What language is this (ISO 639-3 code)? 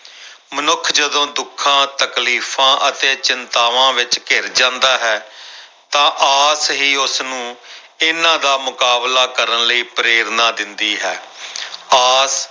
pan